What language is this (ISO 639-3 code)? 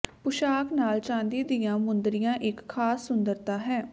pan